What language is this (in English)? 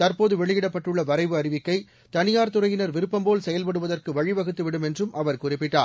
Tamil